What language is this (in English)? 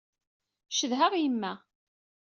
Kabyle